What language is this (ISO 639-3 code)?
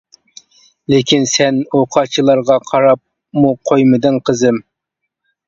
uig